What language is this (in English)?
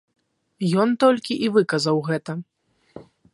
Belarusian